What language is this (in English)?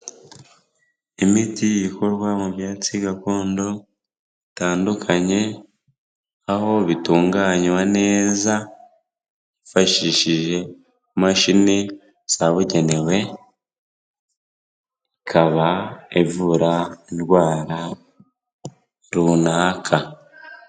Kinyarwanda